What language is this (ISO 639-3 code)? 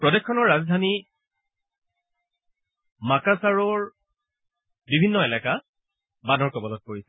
asm